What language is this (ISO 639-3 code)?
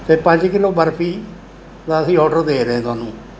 pan